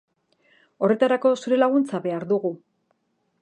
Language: Basque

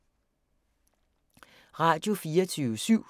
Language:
Danish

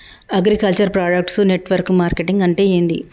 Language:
Telugu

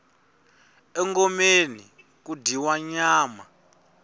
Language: Tsonga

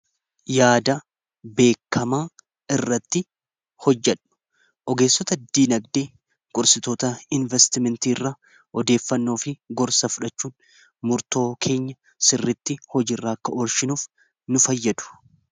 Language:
Oromo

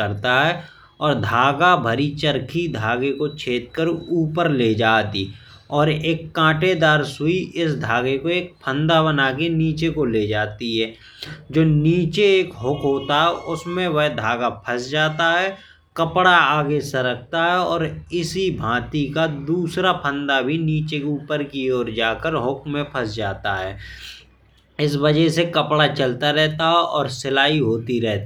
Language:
Bundeli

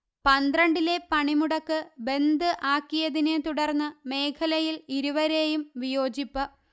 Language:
Malayalam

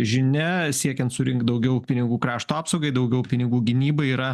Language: Lithuanian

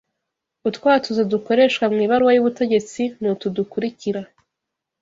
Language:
Kinyarwanda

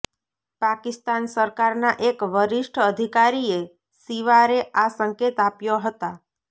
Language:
Gujarati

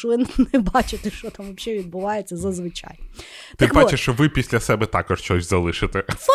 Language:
Ukrainian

